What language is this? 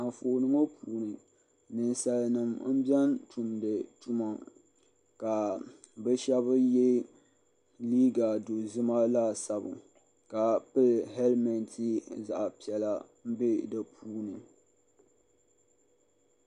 Dagbani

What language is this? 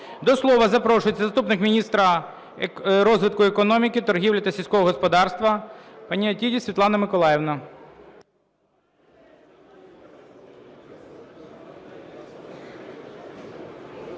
Ukrainian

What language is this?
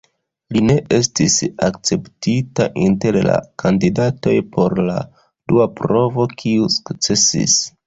Esperanto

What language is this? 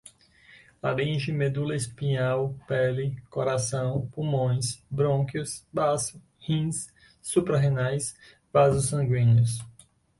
Portuguese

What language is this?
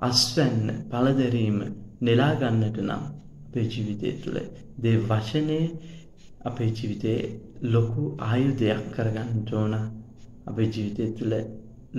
Turkish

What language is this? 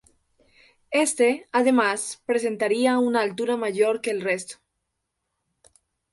Spanish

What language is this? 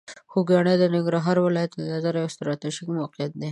Pashto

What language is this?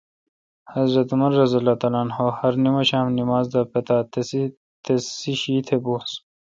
Kalkoti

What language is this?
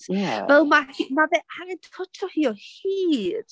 Welsh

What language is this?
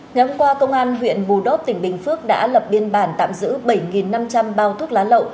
Vietnamese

